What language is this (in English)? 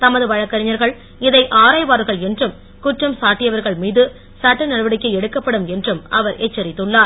Tamil